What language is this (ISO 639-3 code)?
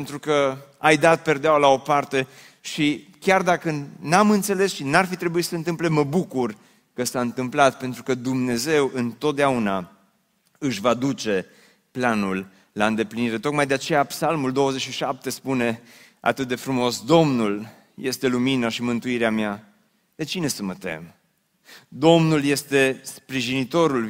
ron